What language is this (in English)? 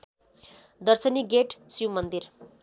Nepali